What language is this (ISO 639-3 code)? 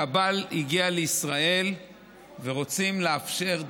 heb